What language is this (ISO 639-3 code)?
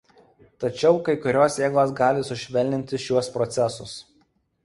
lit